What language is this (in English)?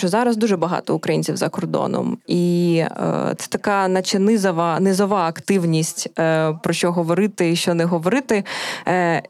Ukrainian